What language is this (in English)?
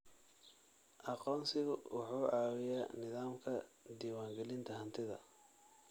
Somali